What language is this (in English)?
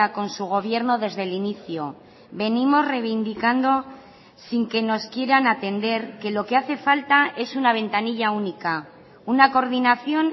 Spanish